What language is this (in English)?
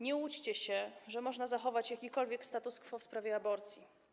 Polish